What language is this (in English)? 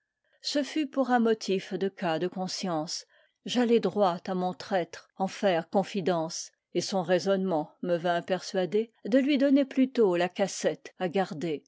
French